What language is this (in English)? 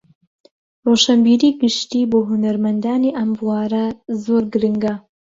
Central Kurdish